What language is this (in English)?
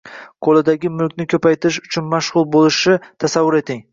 Uzbek